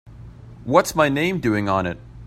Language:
English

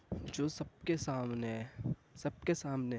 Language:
Urdu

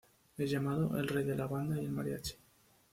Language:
Spanish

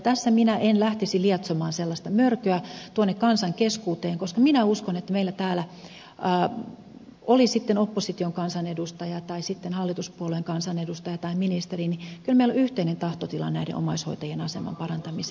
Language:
Finnish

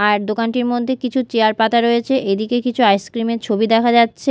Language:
Bangla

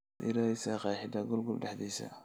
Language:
Somali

